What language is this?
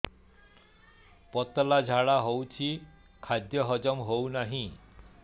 Odia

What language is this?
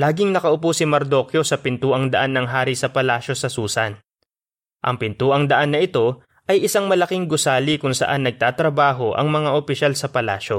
Filipino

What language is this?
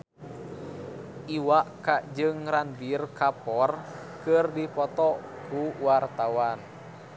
Sundanese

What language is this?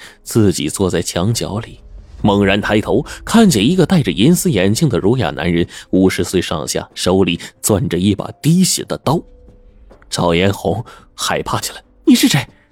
Chinese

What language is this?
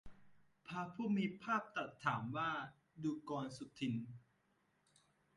Thai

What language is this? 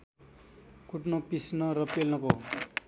Nepali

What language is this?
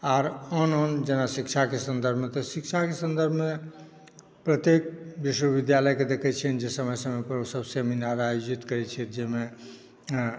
Maithili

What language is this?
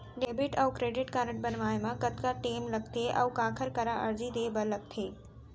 Chhattisgarhi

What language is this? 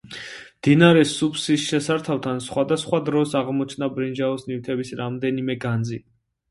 Georgian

